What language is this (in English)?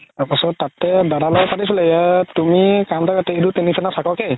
Assamese